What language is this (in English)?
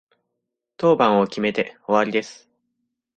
Japanese